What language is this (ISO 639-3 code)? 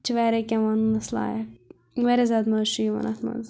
kas